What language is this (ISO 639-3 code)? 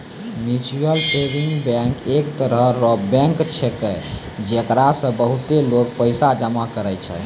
mai